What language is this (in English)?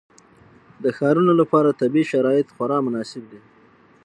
Pashto